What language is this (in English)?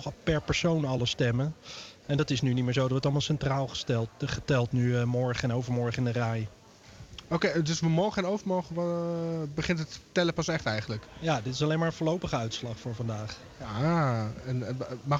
Dutch